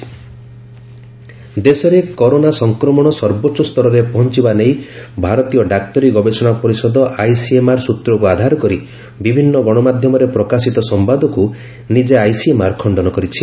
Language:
Odia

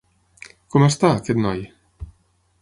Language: Catalan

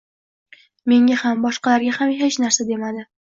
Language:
Uzbek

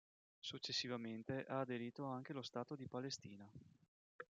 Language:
Italian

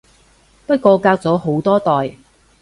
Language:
Cantonese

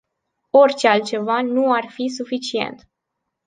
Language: Romanian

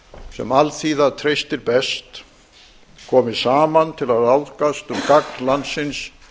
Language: Icelandic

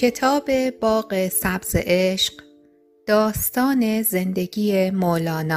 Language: Persian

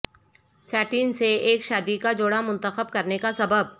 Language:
Urdu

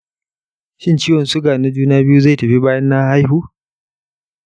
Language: Hausa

